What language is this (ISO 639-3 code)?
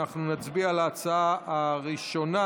heb